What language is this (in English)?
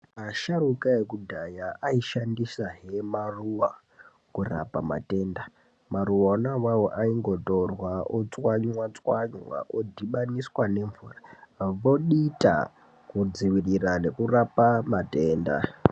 Ndau